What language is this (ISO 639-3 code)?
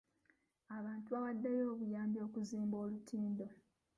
lug